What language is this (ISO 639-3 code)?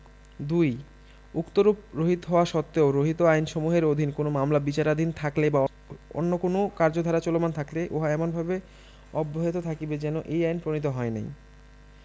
ben